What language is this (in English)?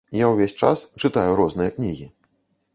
Belarusian